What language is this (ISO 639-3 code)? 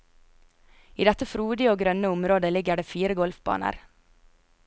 nor